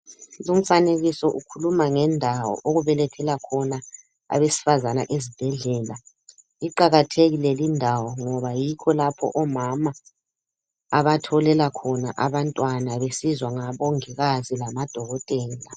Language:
North Ndebele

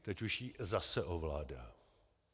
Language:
Czech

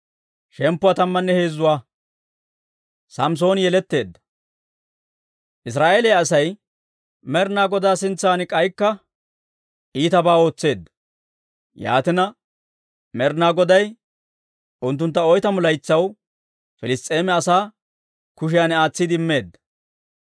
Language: Dawro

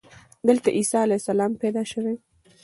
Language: Pashto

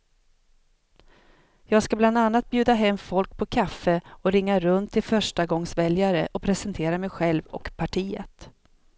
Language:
Swedish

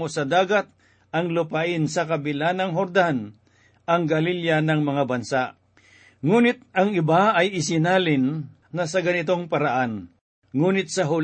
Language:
Filipino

